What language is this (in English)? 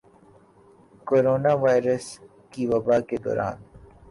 Urdu